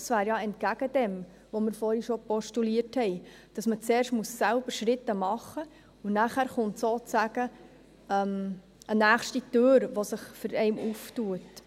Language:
Swiss German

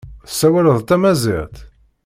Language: Kabyle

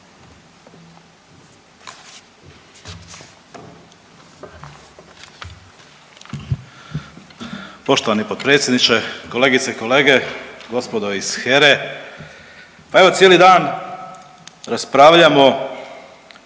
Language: Croatian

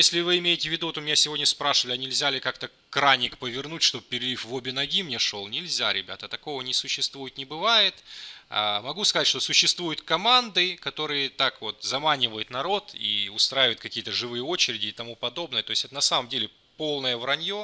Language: Russian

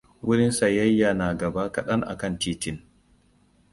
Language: Hausa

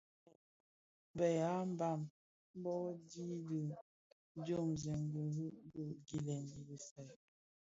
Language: Bafia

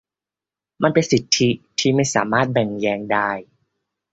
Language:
Thai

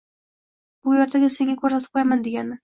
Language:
Uzbek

